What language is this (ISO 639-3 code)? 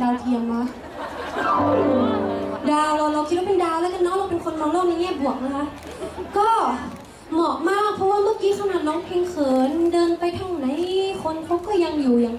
tha